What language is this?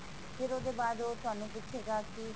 Punjabi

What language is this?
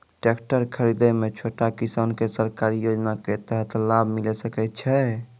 Maithili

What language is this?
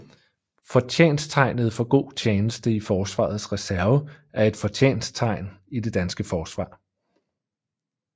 Danish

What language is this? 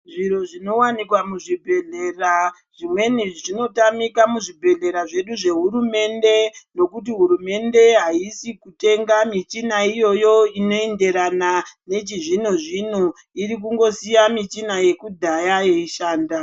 Ndau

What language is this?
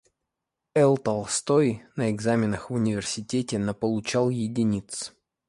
Russian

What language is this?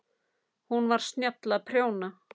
Icelandic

